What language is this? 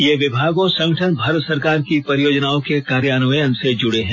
Hindi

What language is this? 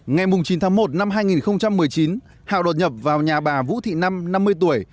Vietnamese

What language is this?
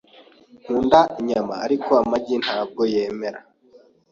Kinyarwanda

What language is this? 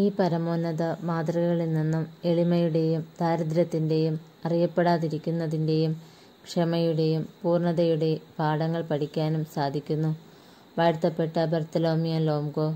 Malayalam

